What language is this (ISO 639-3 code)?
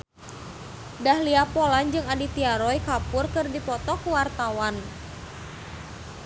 sun